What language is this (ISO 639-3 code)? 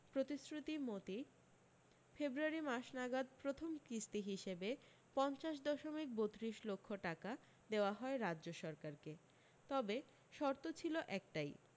ben